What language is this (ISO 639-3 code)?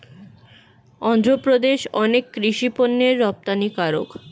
ben